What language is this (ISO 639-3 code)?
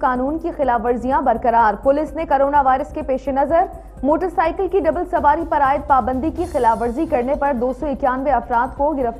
hin